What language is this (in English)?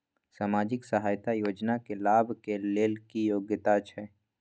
Maithili